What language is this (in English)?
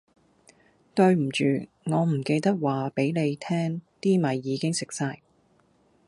Cantonese